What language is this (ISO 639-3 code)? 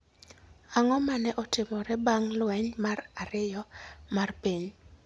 luo